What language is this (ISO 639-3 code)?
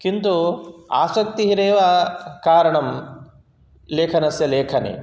san